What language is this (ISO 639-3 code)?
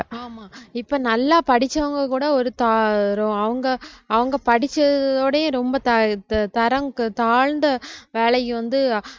tam